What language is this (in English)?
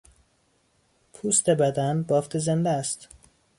Persian